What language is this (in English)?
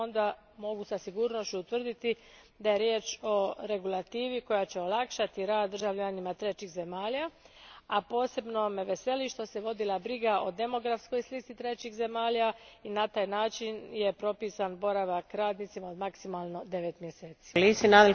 Croatian